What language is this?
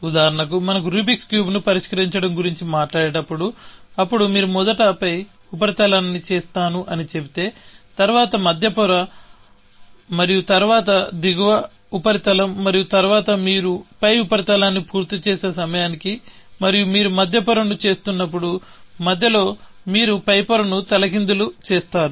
Telugu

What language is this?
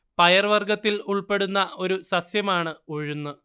Malayalam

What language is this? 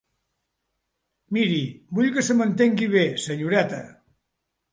Catalan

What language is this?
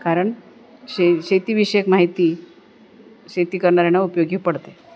Marathi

